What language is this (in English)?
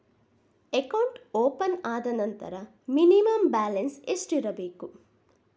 Kannada